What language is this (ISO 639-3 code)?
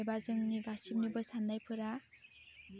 brx